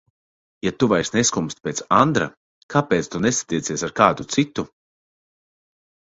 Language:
Latvian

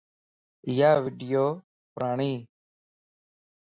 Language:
Lasi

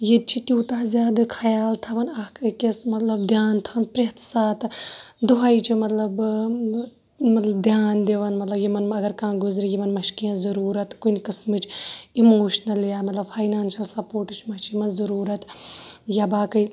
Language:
Kashmiri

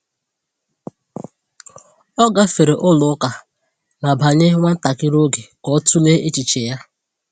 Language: Igbo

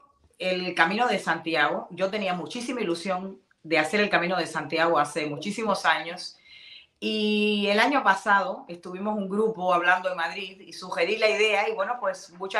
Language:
Spanish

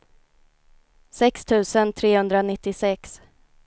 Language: Swedish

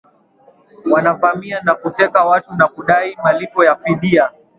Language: Swahili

